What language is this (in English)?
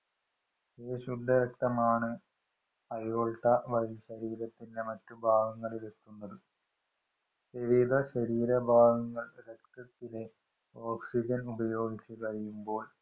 Malayalam